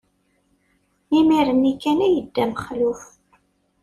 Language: Kabyle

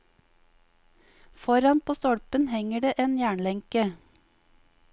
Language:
Norwegian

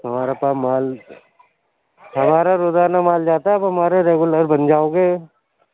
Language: Urdu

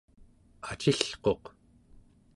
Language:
Central Yupik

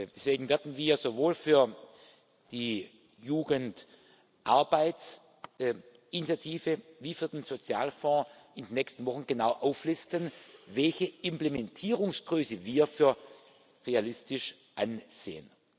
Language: German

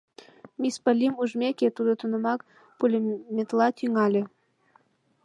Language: Mari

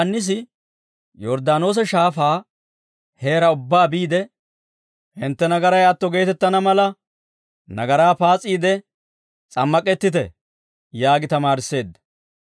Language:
Dawro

